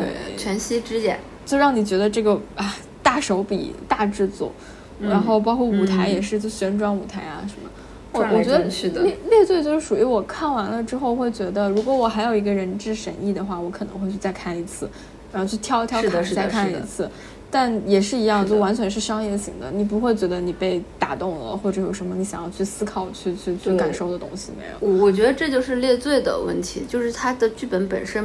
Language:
Chinese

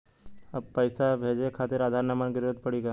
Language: Bhojpuri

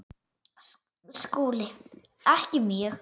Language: Icelandic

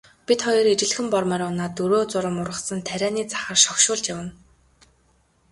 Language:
Mongolian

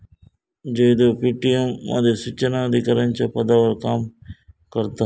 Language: Marathi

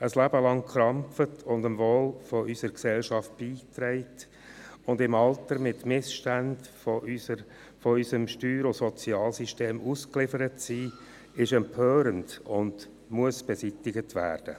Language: Swiss German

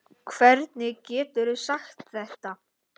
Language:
Icelandic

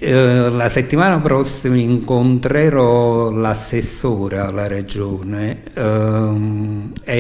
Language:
Italian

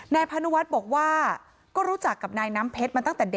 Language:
Thai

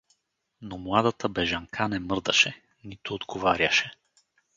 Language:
Bulgarian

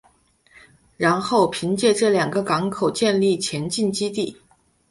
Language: Chinese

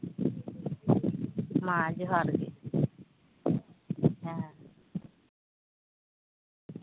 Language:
Santali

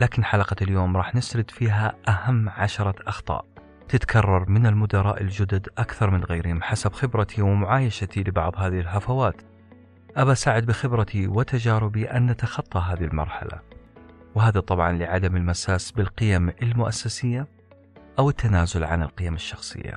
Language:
Arabic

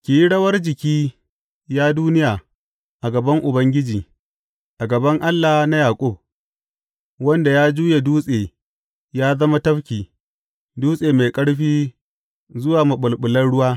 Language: Hausa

